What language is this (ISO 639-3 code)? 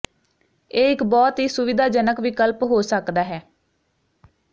pan